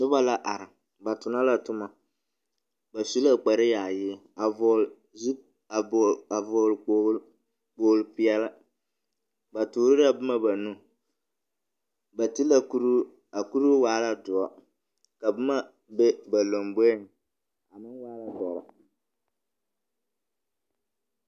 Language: Southern Dagaare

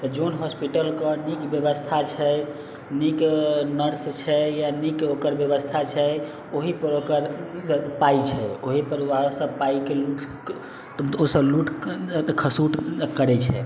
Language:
Maithili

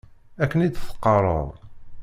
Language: Kabyle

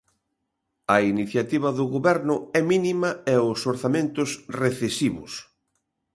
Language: Galician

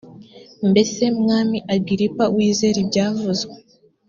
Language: Kinyarwanda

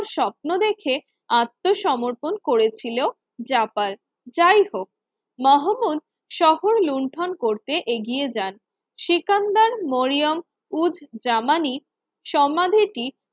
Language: Bangla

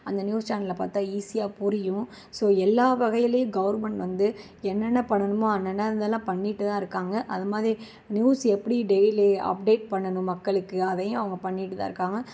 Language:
Tamil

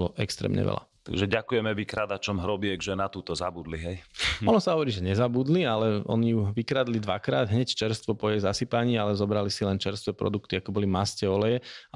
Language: Slovak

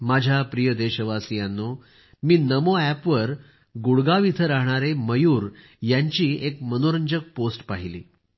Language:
Marathi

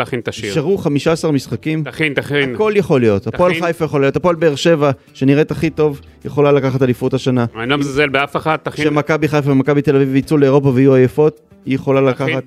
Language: Hebrew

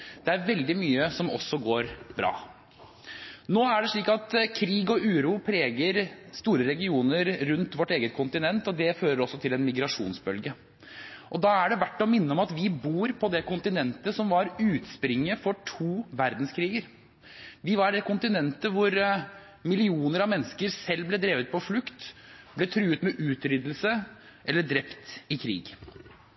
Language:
Norwegian Bokmål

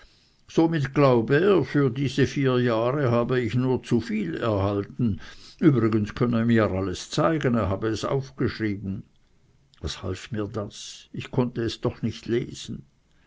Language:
German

